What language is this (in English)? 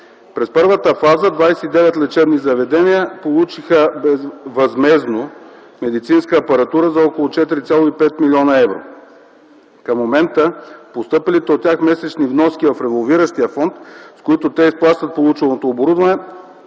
Bulgarian